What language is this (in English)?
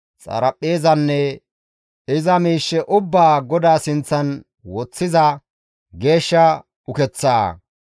Gamo